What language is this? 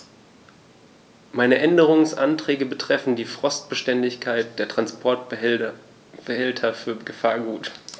German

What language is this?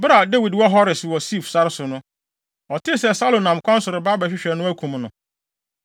Akan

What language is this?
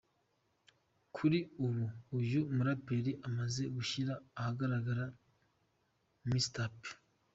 Kinyarwanda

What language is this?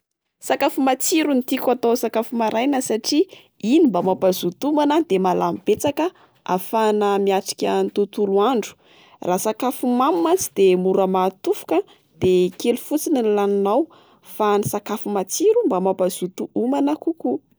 Malagasy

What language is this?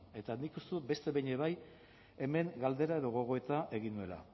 Basque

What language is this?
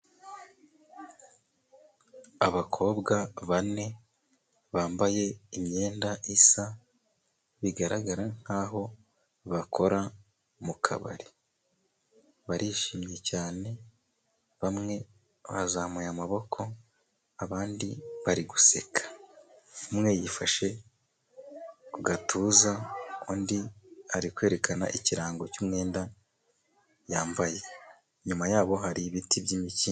Kinyarwanda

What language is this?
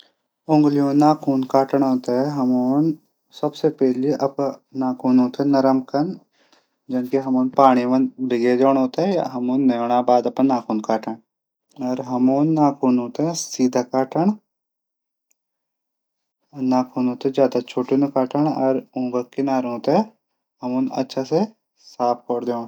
Garhwali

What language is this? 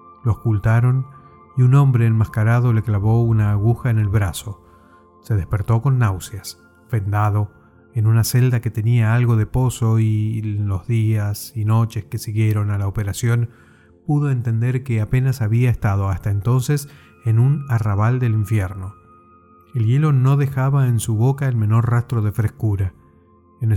Spanish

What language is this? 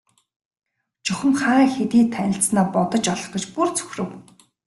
Mongolian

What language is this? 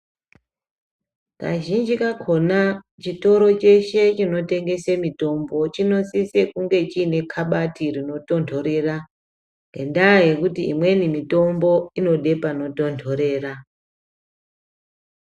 Ndau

